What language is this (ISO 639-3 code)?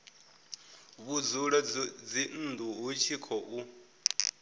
ven